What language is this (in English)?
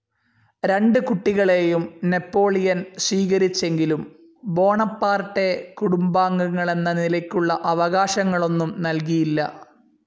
Malayalam